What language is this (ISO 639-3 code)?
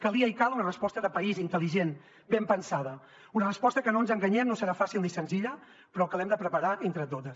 cat